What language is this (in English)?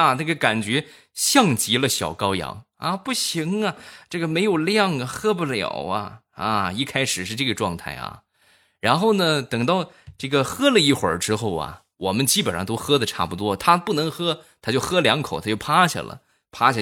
Chinese